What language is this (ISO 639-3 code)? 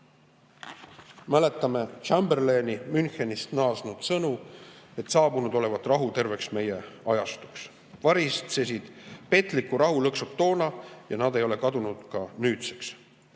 est